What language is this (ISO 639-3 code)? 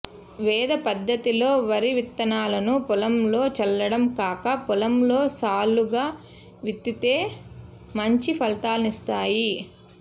tel